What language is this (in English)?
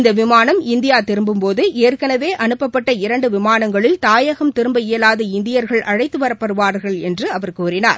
Tamil